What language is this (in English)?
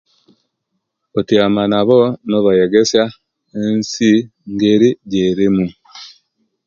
Kenyi